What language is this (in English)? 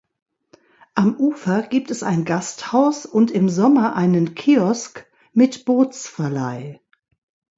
German